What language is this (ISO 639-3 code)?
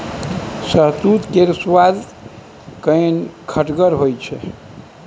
mai